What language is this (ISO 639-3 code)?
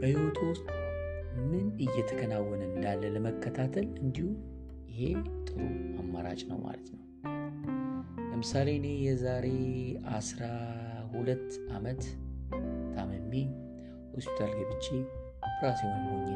amh